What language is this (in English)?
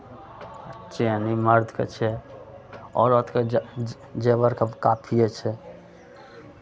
Maithili